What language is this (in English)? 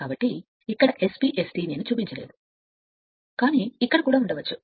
Telugu